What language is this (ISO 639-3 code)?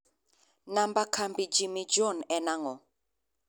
luo